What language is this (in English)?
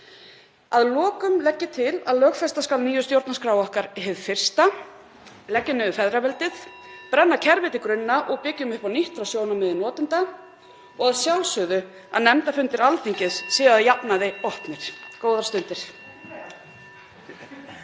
Icelandic